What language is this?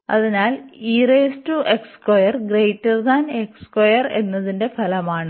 Malayalam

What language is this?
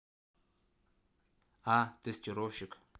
Russian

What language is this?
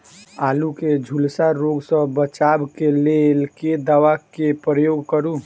Maithili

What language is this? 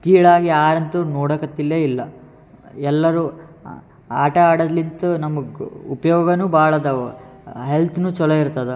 Kannada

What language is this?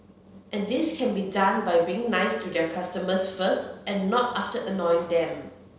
English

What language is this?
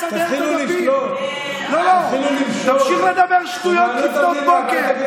Hebrew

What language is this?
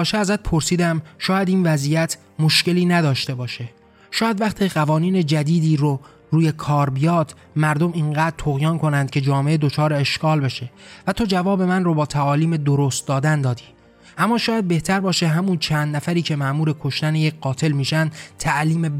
Persian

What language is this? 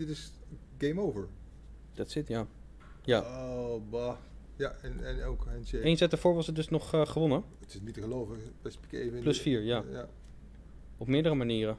Dutch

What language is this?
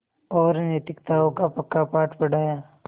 Hindi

